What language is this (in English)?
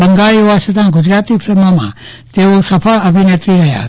Gujarati